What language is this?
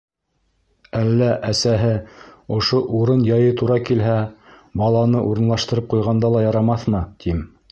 Bashkir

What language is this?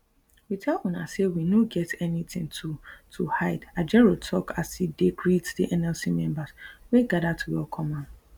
Nigerian Pidgin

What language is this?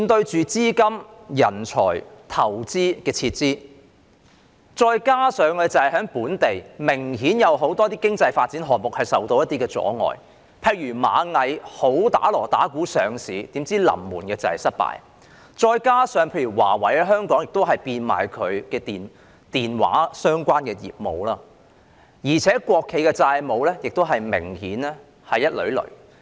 Cantonese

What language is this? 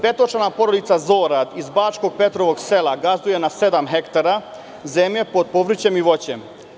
Serbian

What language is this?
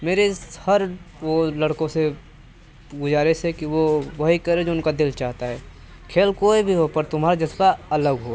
Hindi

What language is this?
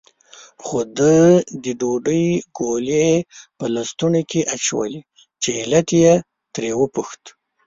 Pashto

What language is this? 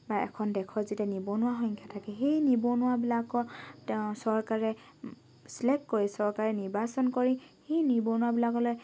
Assamese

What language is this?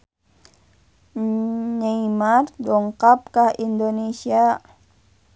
Sundanese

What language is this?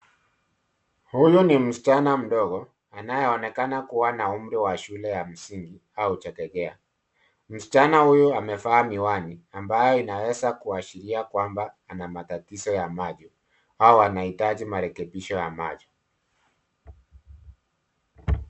Swahili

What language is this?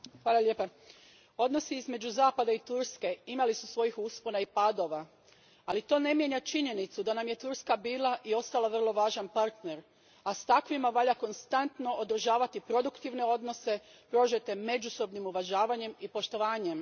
Croatian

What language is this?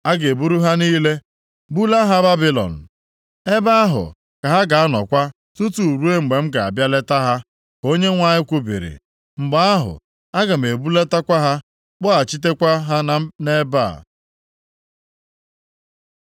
Igbo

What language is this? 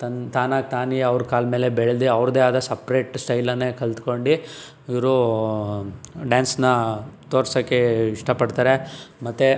Kannada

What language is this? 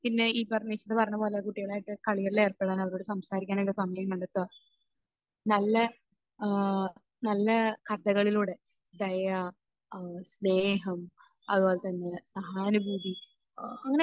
Malayalam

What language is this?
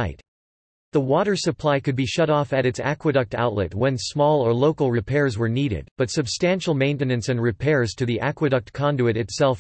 English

